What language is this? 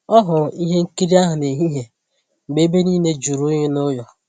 Igbo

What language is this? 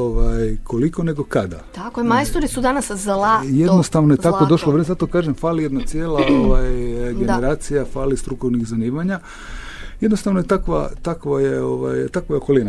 Croatian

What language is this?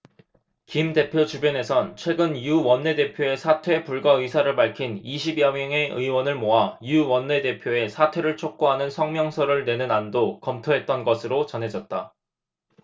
Korean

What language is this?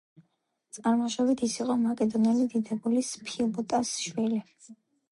Georgian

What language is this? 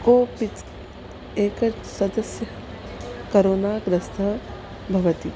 Sanskrit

